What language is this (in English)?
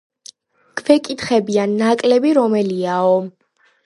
Georgian